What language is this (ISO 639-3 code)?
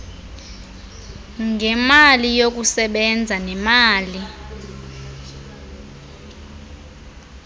xho